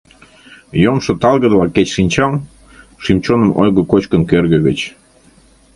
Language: Mari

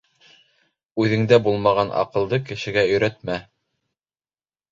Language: Bashkir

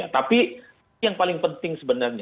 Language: Indonesian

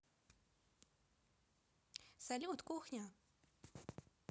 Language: Russian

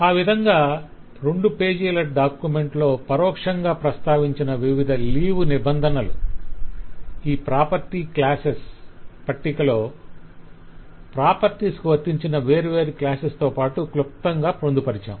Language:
Telugu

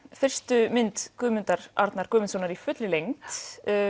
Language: Icelandic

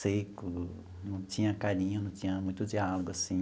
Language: Portuguese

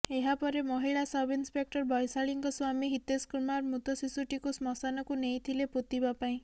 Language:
Odia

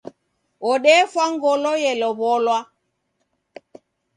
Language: Taita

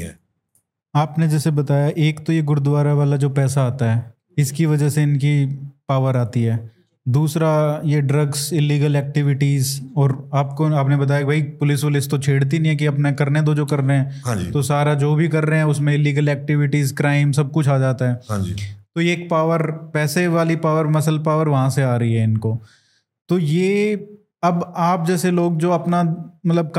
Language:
Hindi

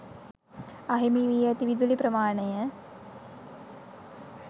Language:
Sinhala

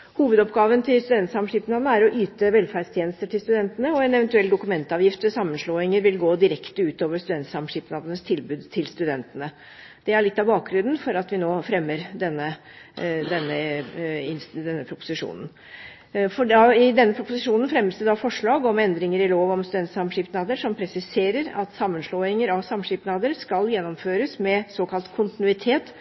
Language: Norwegian Bokmål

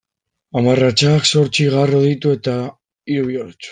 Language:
Basque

